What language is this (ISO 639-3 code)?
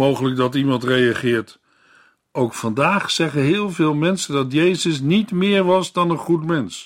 nld